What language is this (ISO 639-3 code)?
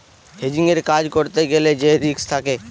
ben